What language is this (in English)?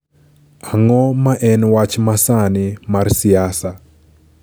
Luo (Kenya and Tanzania)